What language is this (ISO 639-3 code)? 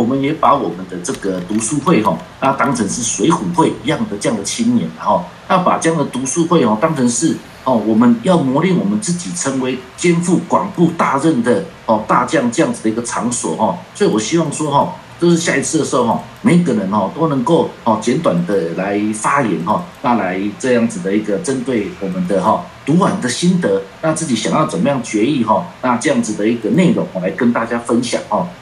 zho